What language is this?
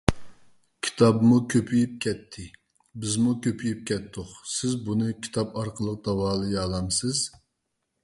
Uyghur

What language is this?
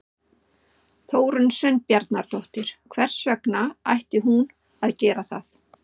Icelandic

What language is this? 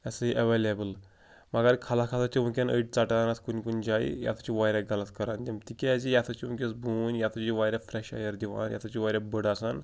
Kashmiri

